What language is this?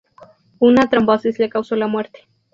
Spanish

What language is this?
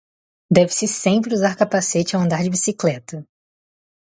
Portuguese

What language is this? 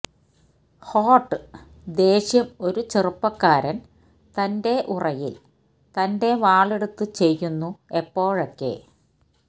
Malayalam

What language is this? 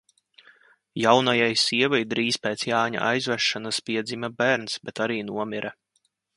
Latvian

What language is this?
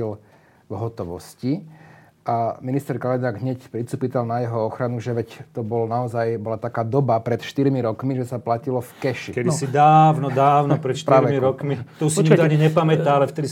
Slovak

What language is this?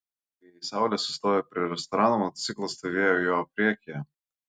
Lithuanian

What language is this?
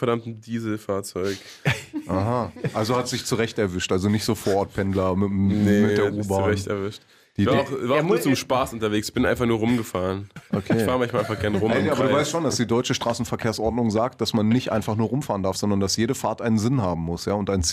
German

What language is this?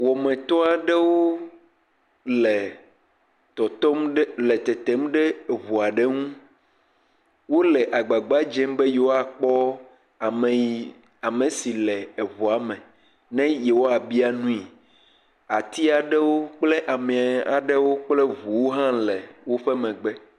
Ewe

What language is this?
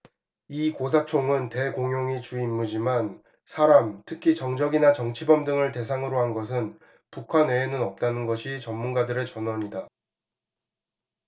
Korean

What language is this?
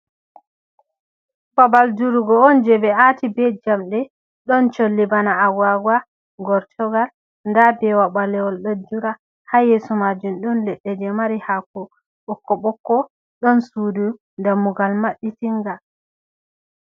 Fula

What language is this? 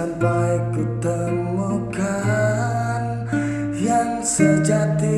Indonesian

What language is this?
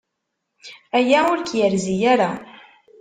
Kabyle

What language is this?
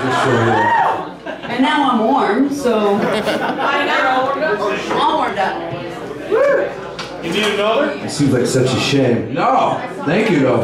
English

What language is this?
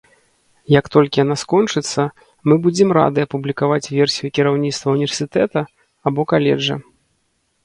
Belarusian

